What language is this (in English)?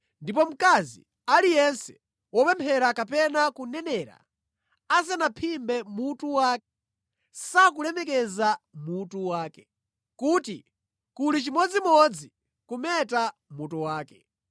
Nyanja